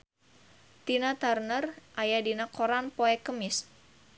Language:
Sundanese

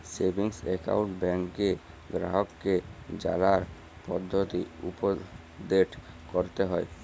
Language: Bangla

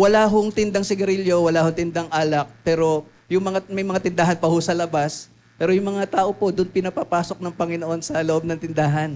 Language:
Filipino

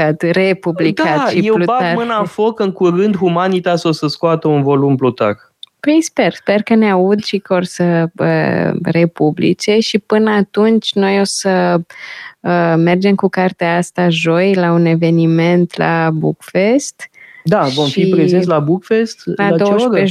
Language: Romanian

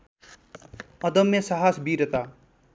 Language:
Nepali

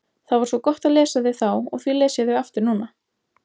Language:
Icelandic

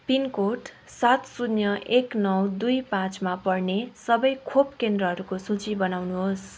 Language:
Nepali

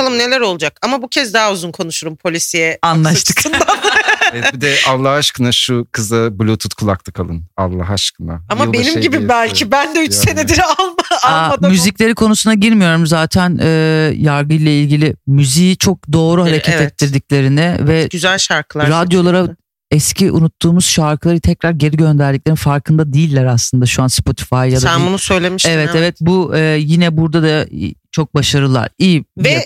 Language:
Turkish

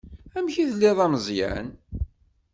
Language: Kabyle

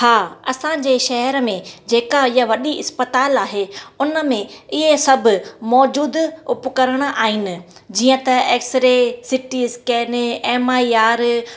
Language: Sindhi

